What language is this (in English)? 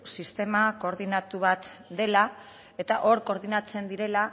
Basque